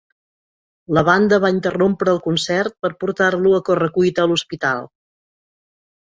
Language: Catalan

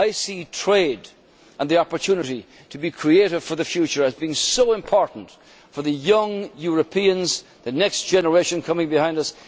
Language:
English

